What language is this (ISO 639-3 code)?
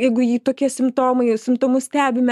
lit